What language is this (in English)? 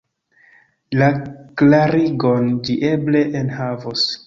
Esperanto